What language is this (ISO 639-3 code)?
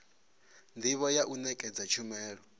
ven